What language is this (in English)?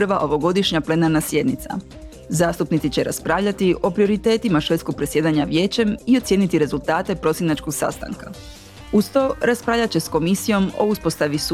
Croatian